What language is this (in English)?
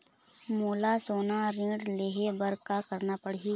Chhattisgarhi